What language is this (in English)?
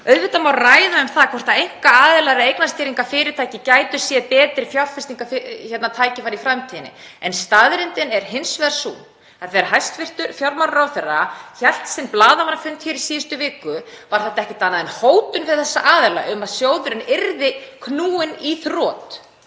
Icelandic